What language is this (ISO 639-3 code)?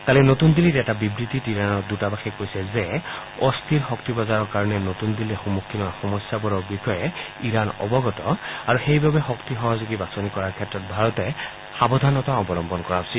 asm